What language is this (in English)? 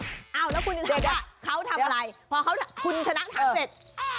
Thai